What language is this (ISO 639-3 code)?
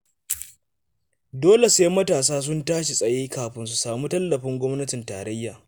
hau